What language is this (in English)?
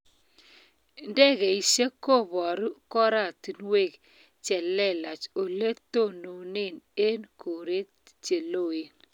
Kalenjin